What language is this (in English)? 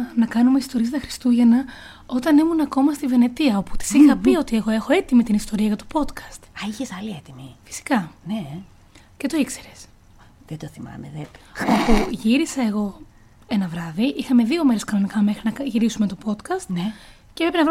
Greek